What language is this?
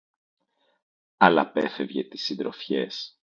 Greek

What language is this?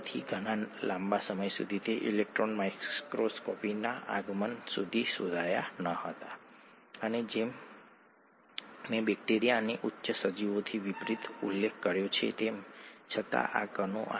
Gujarati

